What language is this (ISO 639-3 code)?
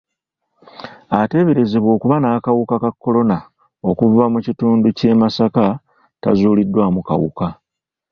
lug